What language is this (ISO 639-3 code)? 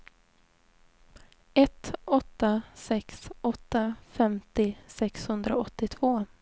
swe